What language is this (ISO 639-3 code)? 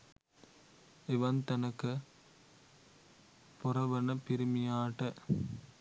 sin